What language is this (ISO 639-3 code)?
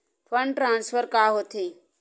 hne